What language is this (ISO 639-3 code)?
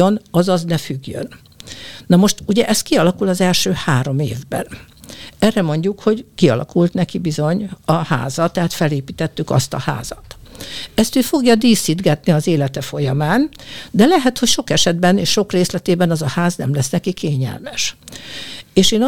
hun